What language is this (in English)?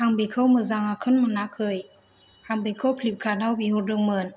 Bodo